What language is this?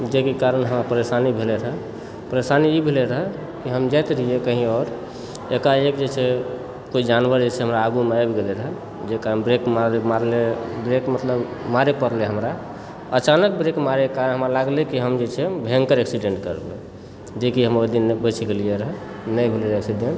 Maithili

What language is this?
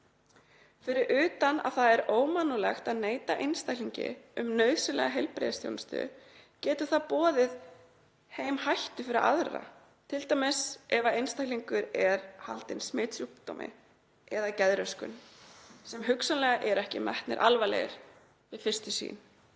Icelandic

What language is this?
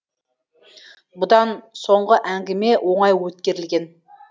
Kazakh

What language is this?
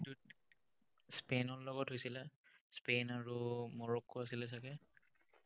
Assamese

